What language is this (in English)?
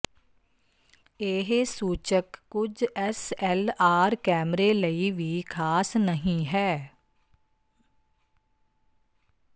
Punjabi